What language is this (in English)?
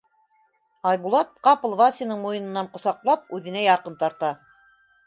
Bashkir